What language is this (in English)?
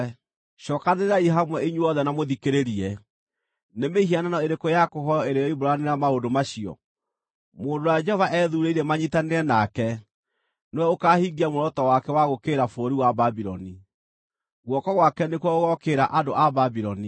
Kikuyu